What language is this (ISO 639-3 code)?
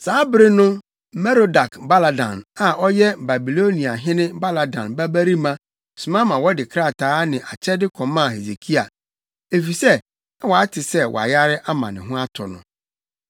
aka